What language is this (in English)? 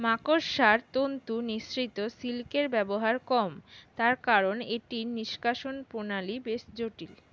Bangla